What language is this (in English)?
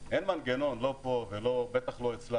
Hebrew